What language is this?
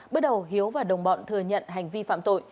Vietnamese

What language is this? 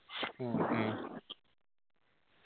Malayalam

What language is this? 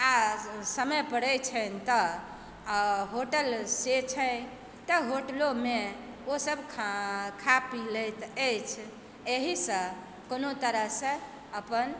Maithili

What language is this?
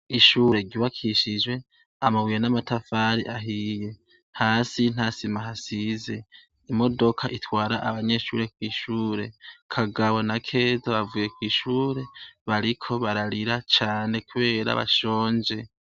Rundi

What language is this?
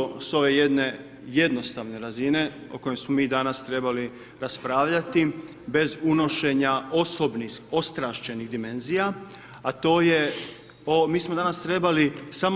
Croatian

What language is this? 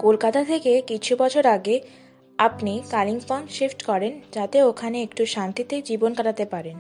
Hindi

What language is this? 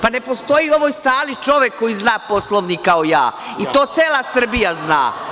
Serbian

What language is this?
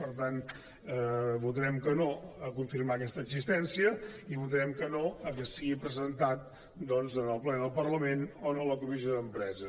Catalan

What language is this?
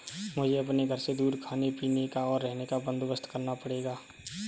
Hindi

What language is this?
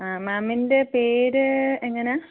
Malayalam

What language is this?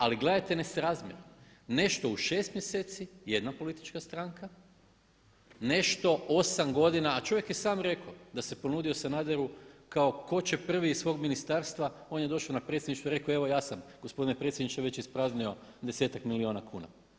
Croatian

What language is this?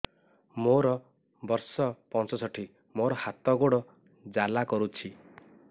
Odia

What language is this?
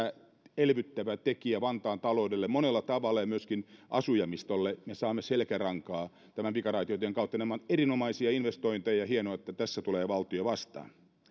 Finnish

